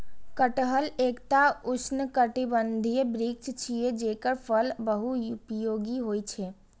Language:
Maithili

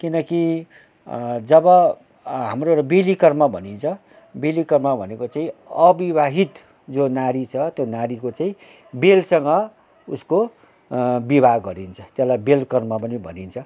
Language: Nepali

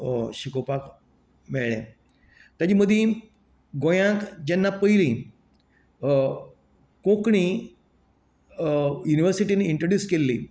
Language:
Konkani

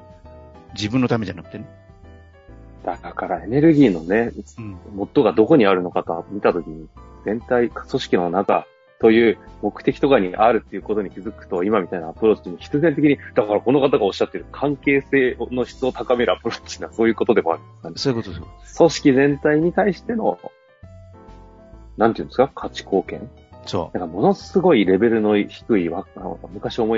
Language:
Japanese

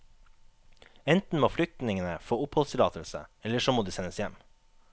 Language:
Norwegian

